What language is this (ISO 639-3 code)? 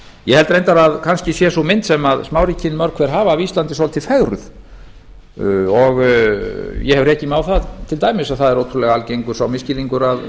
isl